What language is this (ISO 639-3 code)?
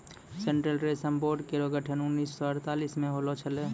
mai